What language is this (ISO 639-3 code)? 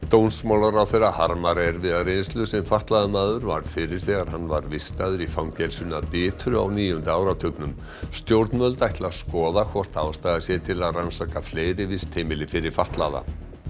isl